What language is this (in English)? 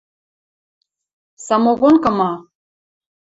Western Mari